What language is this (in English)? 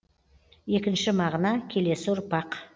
Kazakh